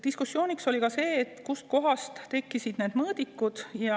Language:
Estonian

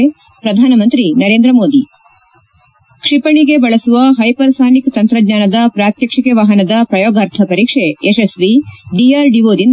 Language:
Kannada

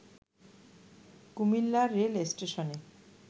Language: Bangla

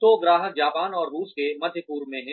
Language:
Hindi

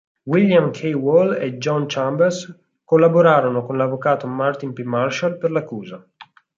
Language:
Italian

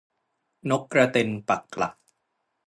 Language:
Thai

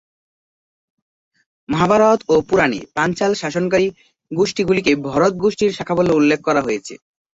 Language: Bangla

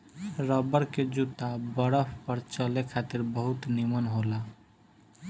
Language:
Bhojpuri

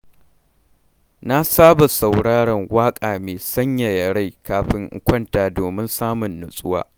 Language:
Hausa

